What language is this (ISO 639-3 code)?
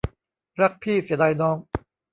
tha